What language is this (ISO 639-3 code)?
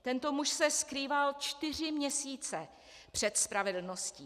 ces